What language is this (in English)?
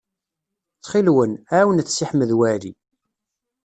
Kabyle